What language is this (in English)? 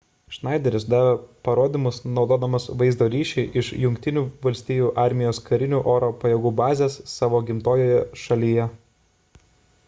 Lithuanian